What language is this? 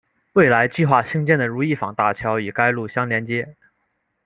Chinese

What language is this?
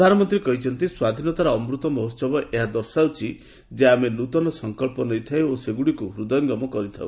Odia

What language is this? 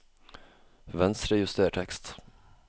Norwegian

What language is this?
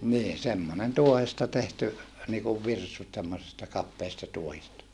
Finnish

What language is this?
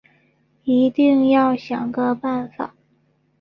Chinese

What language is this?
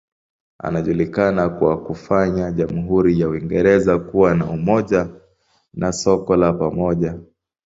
Swahili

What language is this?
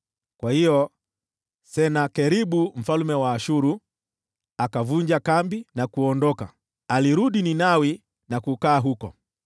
Swahili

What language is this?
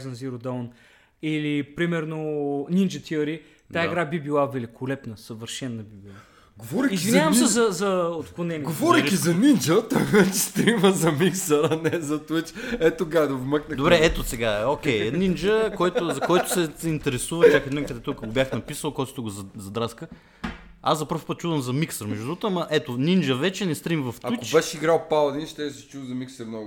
Bulgarian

